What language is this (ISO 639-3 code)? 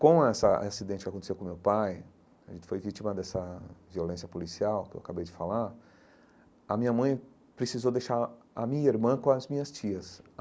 por